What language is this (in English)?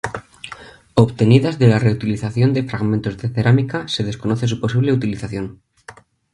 Spanish